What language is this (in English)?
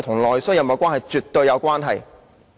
Cantonese